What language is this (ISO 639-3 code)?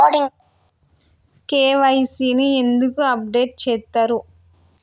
tel